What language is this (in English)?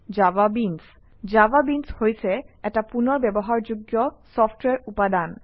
Assamese